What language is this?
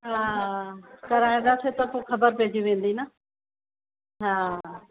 Sindhi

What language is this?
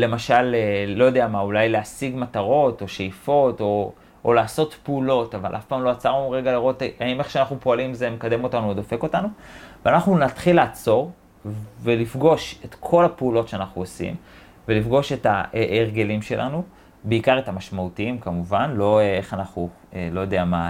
Hebrew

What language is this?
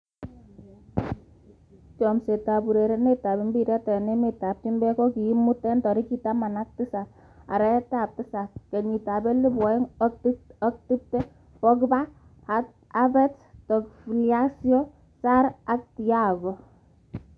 Kalenjin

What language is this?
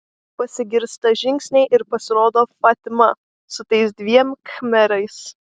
Lithuanian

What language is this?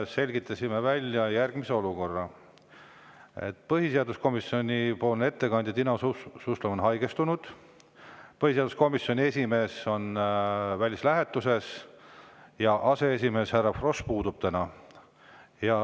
Estonian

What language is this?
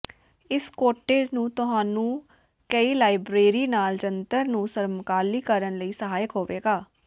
Punjabi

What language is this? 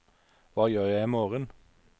Norwegian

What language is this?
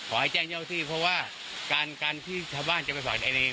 Thai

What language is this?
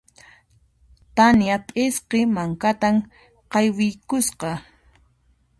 Puno Quechua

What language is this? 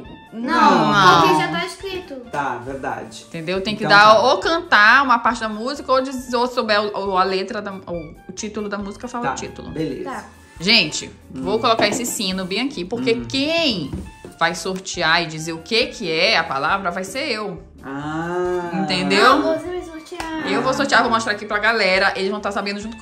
Portuguese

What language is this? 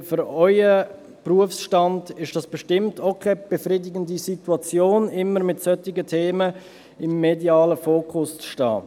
Swiss German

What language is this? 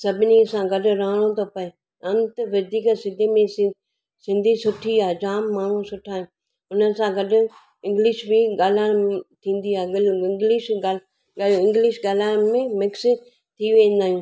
Sindhi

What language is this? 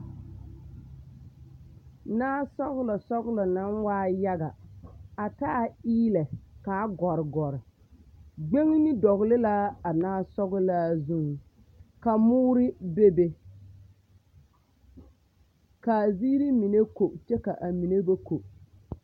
Southern Dagaare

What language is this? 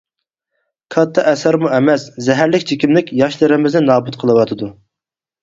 Uyghur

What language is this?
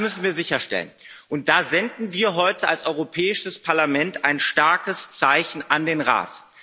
German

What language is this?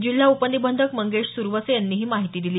Marathi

